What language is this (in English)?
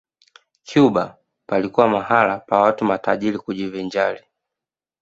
Swahili